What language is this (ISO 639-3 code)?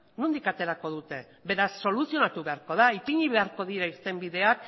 eus